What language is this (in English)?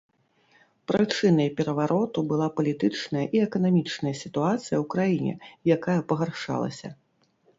Belarusian